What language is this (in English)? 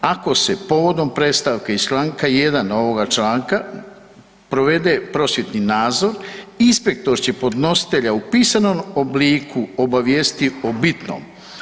Croatian